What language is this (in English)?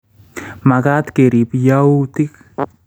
Kalenjin